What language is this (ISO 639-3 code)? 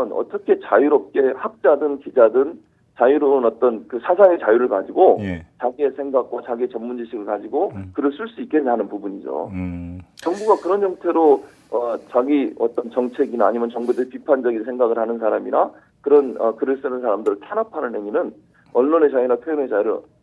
kor